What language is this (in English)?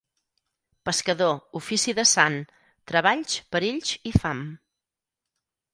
Catalan